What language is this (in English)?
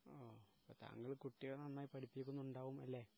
Malayalam